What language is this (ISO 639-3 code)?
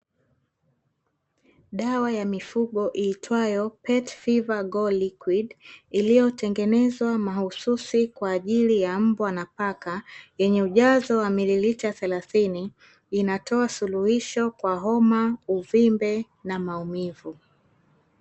swa